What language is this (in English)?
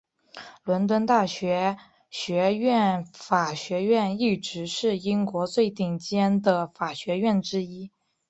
Chinese